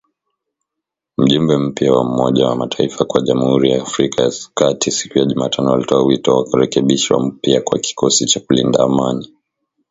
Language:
Swahili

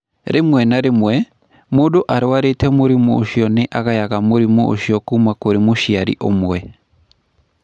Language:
Kikuyu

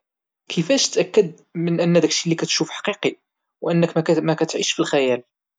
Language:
Moroccan Arabic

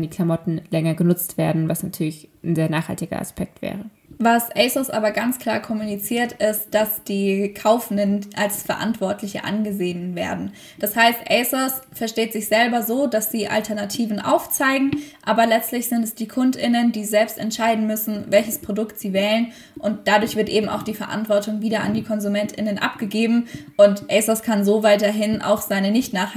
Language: German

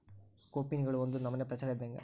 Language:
Kannada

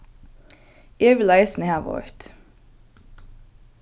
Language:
Faroese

